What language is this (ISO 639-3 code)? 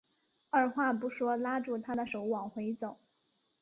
zho